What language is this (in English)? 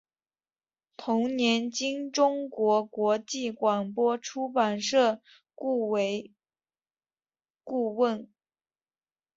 Chinese